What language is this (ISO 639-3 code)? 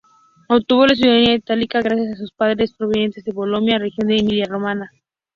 spa